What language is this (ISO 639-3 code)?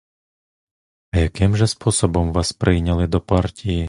ukr